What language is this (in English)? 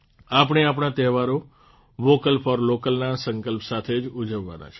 Gujarati